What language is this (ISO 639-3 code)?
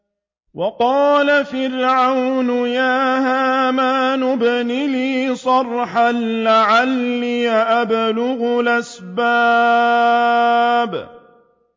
ara